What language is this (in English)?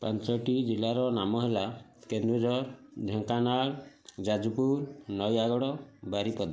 Odia